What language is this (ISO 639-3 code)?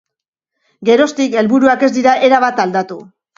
eus